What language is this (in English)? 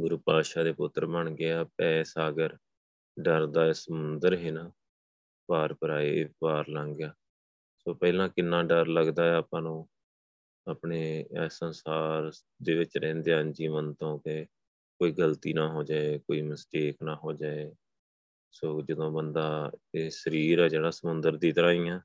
Punjabi